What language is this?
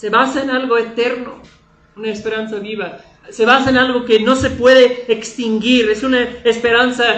Spanish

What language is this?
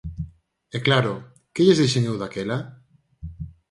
Galician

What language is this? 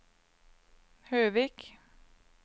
Norwegian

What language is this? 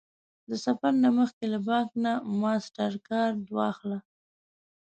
Pashto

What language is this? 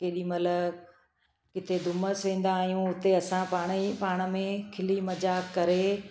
Sindhi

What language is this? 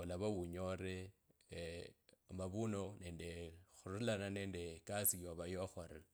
Kabras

